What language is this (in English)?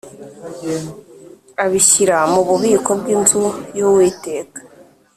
Kinyarwanda